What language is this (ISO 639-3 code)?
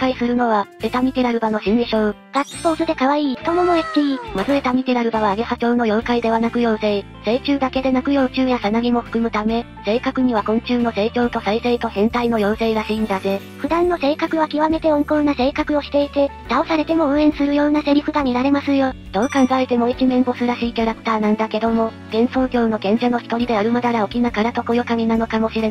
jpn